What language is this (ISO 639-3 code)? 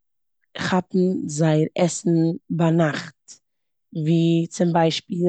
yid